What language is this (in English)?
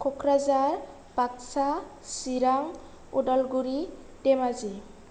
Bodo